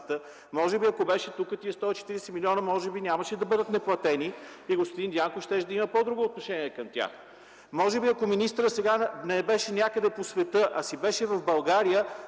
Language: Bulgarian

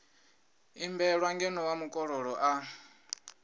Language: Venda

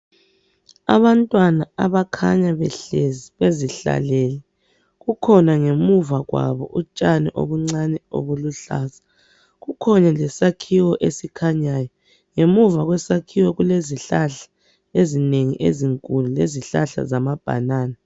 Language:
North Ndebele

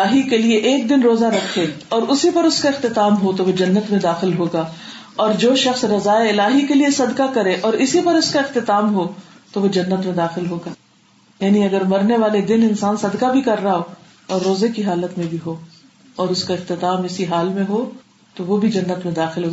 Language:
Urdu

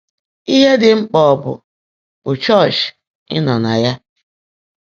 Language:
Igbo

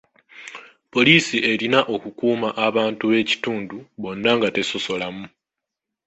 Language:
Ganda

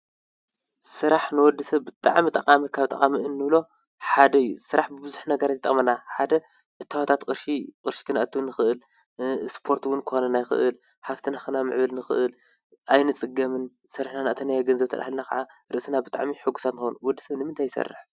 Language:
Tigrinya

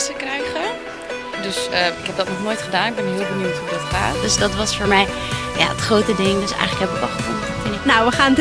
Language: Dutch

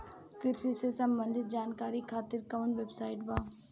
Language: Bhojpuri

